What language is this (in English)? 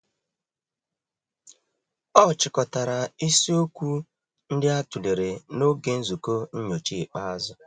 Igbo